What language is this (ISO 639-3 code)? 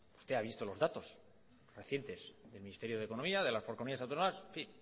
spa